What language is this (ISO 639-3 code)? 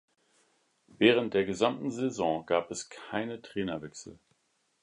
deu